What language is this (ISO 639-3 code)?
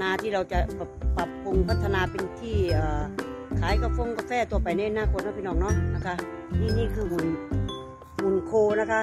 tha